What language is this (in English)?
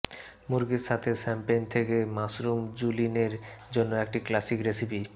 Bangla